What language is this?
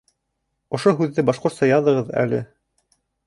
Bashkir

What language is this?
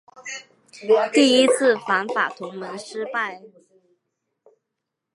Chinese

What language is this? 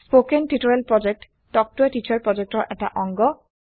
Assamese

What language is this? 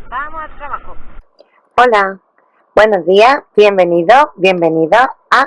Spanish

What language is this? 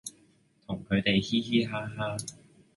Cantonese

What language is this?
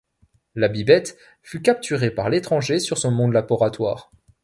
French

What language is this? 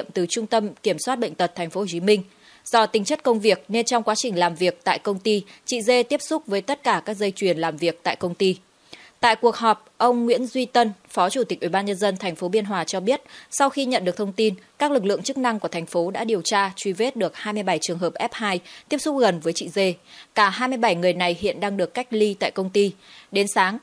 Vietnamese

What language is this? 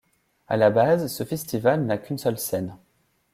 French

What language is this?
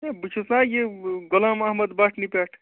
Kashmiri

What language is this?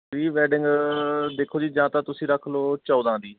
Punjabi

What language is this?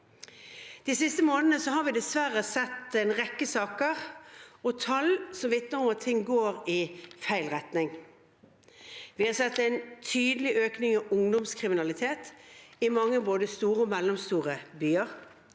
Norwegian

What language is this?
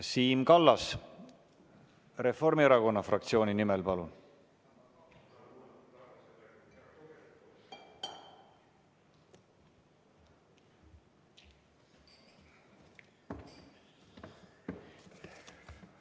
Estonian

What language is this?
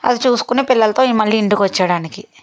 Telugu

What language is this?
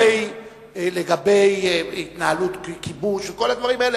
Hebrew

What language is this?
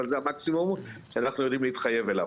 Hebrew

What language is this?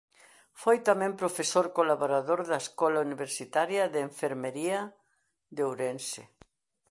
Galician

